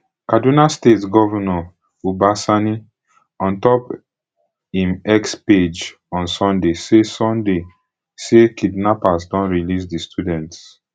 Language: Nigerian Pidgin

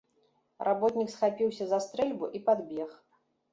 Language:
Belarusian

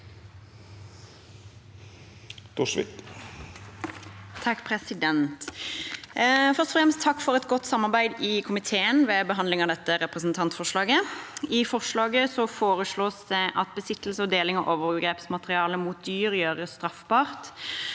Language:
Norwegian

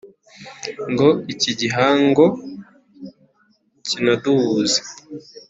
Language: Kinyarwanda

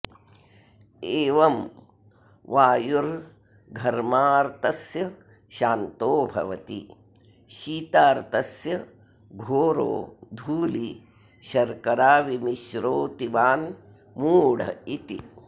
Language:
Sanskrit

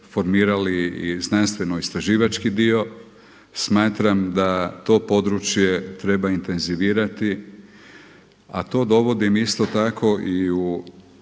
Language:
Croatian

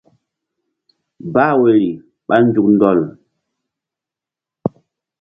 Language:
Mbum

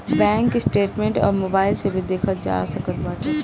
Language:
Bhojpuri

